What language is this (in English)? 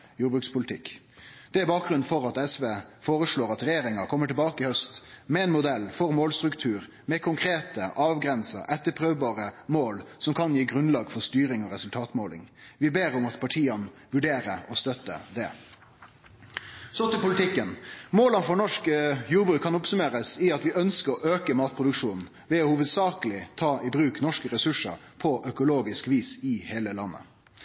Norwegian Nynorsk